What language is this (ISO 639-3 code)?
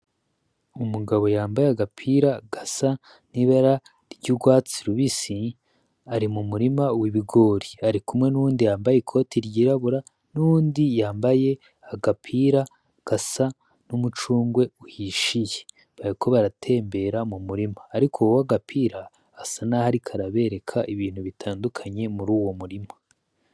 run